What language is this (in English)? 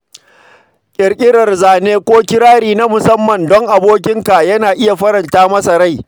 Hausa